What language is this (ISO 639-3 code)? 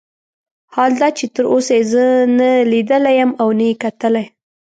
pus